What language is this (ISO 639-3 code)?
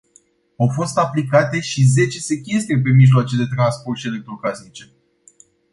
ron